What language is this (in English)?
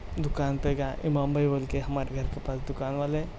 Urdu